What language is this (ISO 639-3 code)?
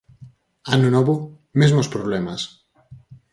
glg